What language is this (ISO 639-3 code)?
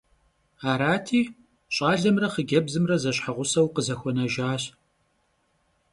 kbd